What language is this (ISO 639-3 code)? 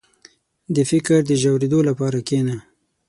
pus